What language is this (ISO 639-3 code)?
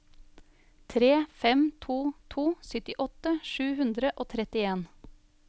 nor